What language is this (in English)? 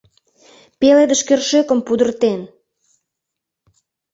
Mari